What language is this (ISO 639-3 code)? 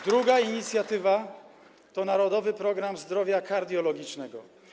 pol